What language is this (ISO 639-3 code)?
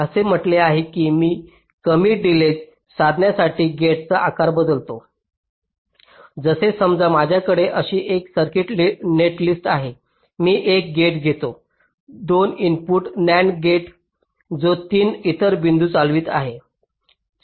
mar